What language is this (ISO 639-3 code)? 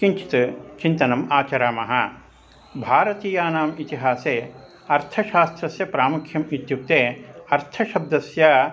san